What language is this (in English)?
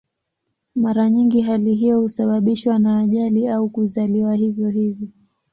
Swahili